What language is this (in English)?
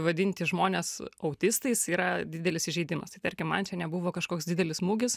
Lithuanian